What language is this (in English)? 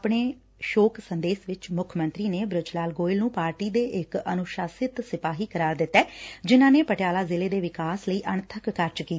Punjabi